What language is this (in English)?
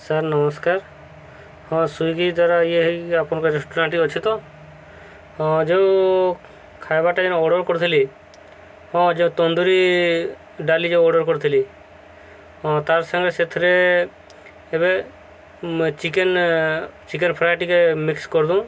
Odia